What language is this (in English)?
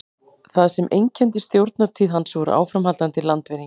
Icelandic